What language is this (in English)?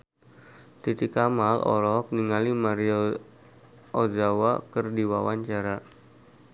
Sundanese